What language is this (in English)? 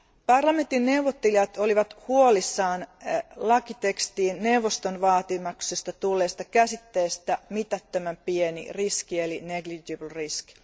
Finnish